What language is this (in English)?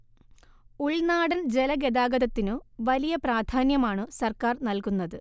Malayalam